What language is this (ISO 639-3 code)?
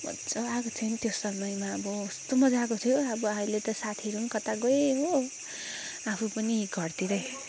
nep